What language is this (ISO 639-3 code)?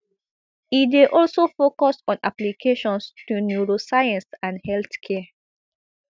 pcm